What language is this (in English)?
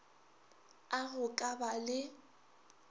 Northern Sotho